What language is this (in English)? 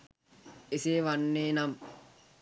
Sinhala